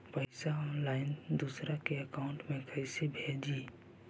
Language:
Magahi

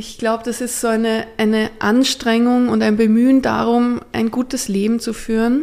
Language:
German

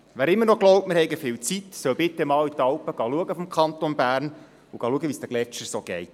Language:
Swiss German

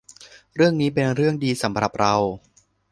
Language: Thai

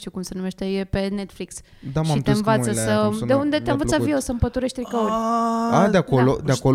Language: Romanian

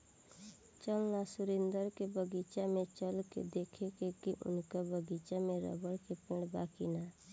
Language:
Bhojpuri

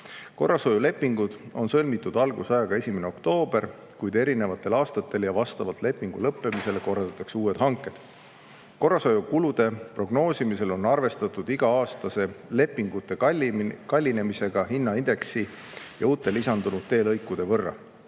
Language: Estonian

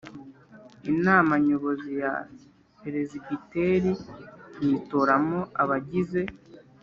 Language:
Kinyarwanda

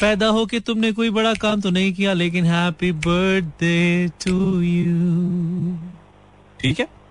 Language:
Hindi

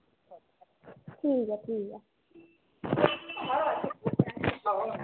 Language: Dogri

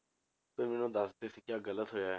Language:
Punjabi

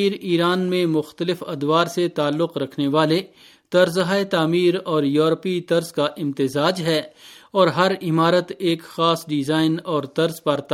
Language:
Urdu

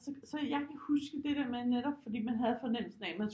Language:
Danish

